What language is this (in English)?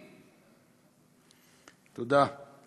Hebrew